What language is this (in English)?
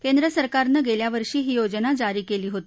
Marathi